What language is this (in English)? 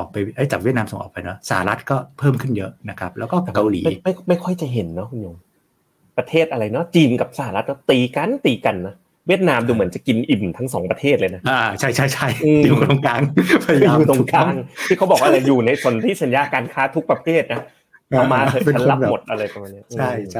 Thai